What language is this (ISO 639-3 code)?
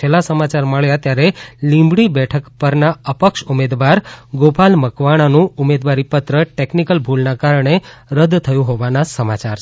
guj